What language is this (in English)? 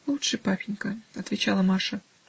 Russian